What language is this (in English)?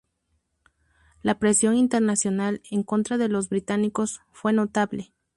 Spanish